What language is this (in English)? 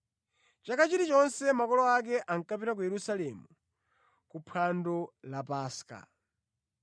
Nyanja